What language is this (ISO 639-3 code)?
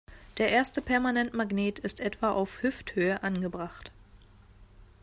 deu